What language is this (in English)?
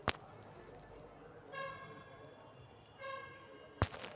Magahi